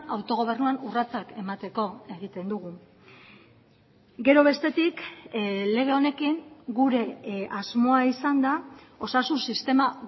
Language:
Basque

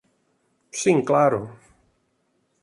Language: Portuguese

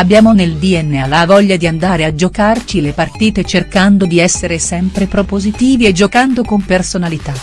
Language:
Italian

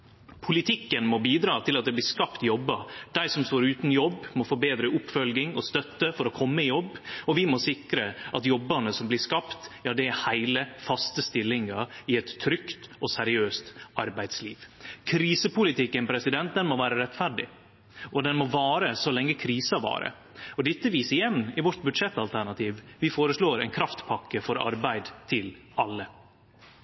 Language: Norwegian Nynorsk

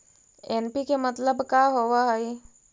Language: Magahi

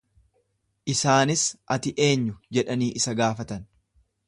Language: Oromo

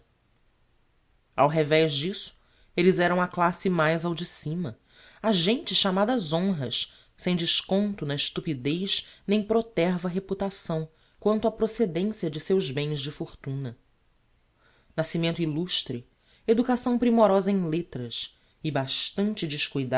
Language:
Portuguese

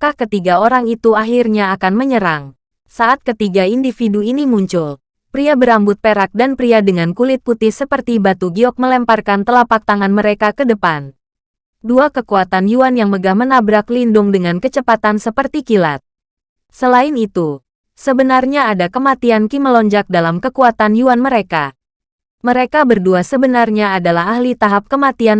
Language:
Indonesian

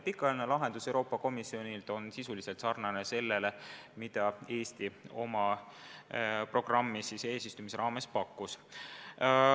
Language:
Estonian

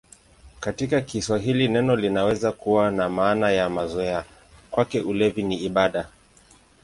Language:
Swahili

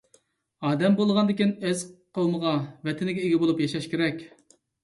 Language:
Uyghur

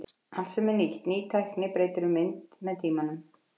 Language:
Icelandic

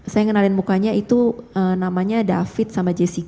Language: Indonesian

